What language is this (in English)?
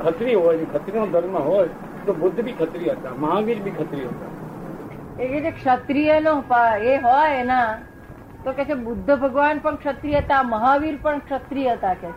Gujarati